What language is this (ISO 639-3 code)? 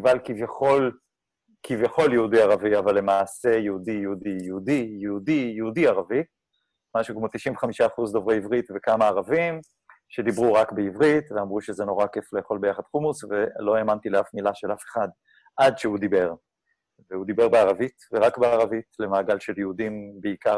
heb